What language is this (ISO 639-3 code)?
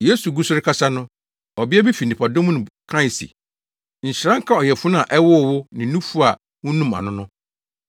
aka